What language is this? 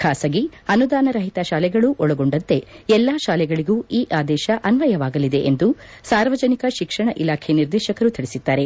Kannada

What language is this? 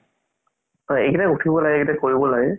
Assamese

